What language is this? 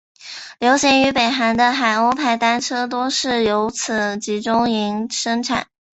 Chinese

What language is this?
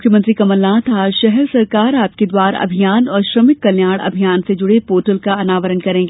Hindi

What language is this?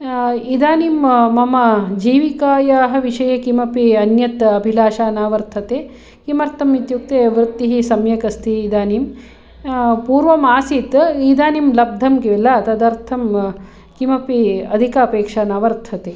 Sanskrit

